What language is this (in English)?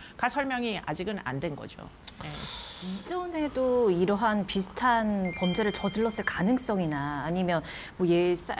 Korean